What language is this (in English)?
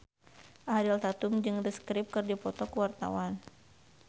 Sundanese